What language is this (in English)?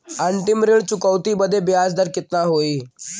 Bhojpuri